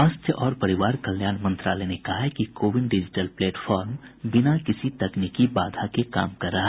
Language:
Hindi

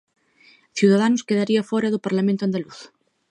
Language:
Galician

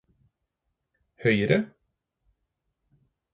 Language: Norwegian Bokmål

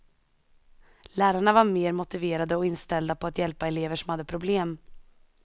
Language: Swedish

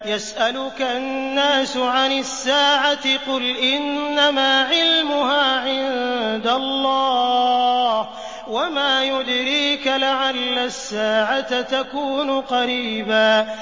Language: Arabic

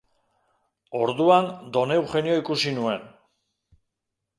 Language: Basque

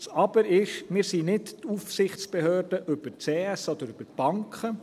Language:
Swiss German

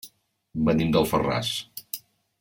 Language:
Catalan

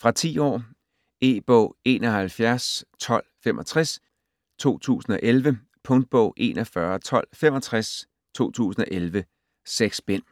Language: Danish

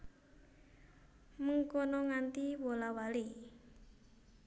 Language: Javanese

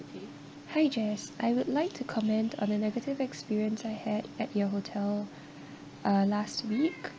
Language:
English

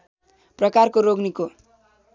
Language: Nepali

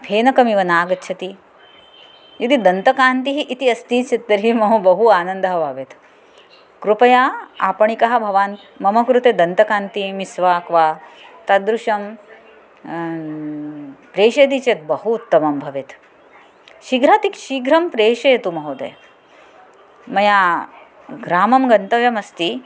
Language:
Sanskrit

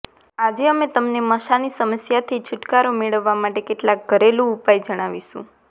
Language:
Gujarati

